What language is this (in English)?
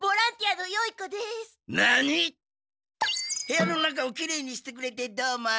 Japanese